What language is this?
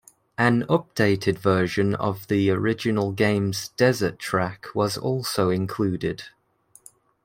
English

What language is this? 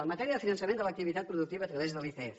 Catalan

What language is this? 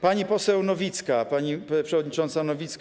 Polish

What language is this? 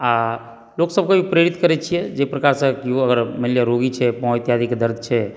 Maithili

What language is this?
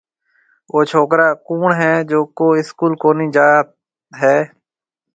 Marwari (Pakistan)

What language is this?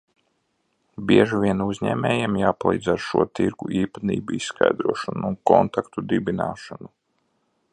Latvian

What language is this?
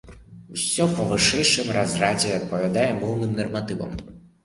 Belarusian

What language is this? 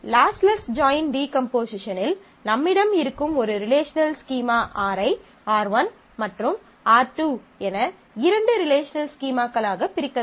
Tamil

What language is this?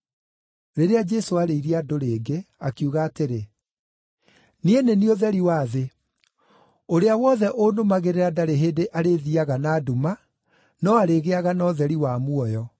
Kikuyu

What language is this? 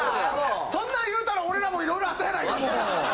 Japanese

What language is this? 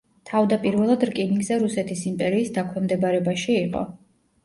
Georgian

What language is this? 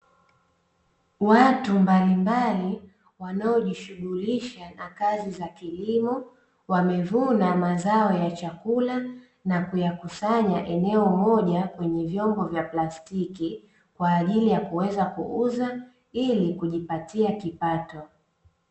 Swahili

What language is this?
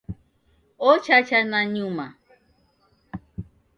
Taita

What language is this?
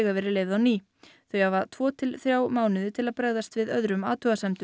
Icelandic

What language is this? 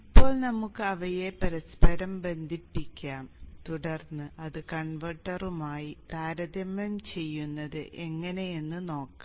Malayalam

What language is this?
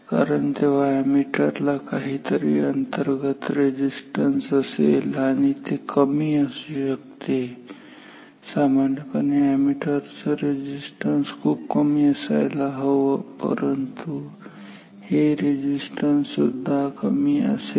Marathi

